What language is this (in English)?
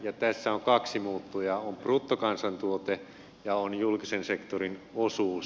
Finnish